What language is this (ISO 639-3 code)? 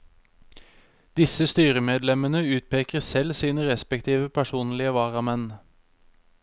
nor